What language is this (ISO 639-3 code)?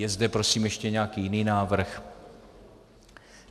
ces